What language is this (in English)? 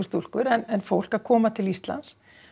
Icelandic